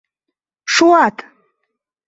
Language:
Mari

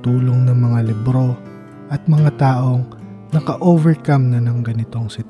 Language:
Filipino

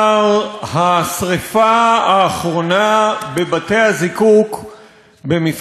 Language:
Hebrew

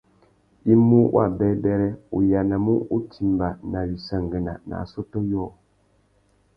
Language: Tuki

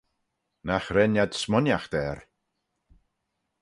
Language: Manx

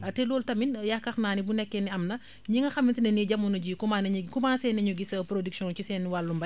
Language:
Wolof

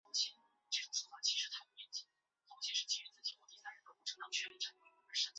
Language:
Chinese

